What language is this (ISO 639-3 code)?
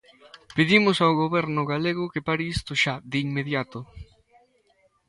glg